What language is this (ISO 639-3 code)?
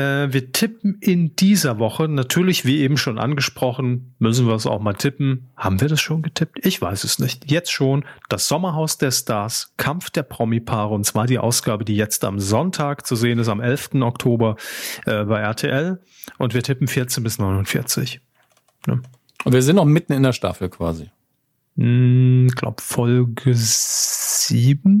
deu